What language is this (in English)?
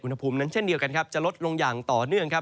Thai